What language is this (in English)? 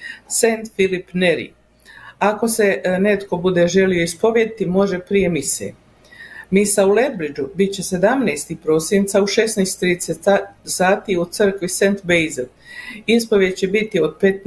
Croatian